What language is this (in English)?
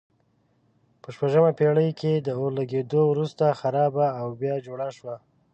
Pashto